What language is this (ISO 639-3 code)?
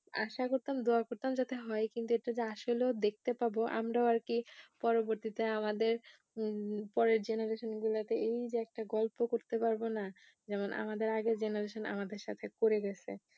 ben